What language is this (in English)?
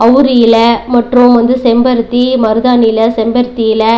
Tamil